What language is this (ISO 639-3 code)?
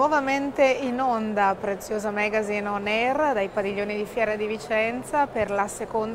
ita